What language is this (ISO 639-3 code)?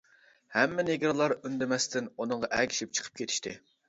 uig